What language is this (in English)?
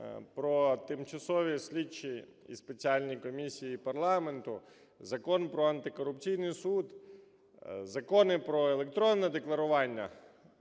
Ukrainian